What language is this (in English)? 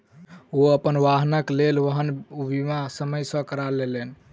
Maithili